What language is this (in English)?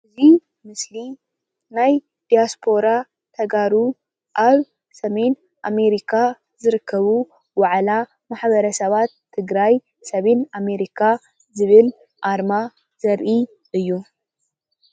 Tigrinya